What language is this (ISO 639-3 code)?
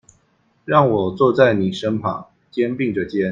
zho